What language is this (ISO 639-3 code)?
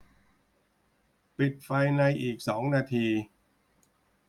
tha